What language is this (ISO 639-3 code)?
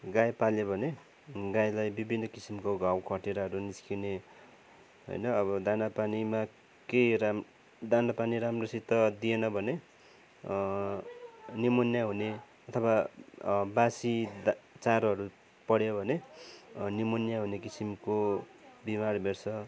nep